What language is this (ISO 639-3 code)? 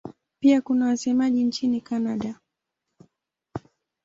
swa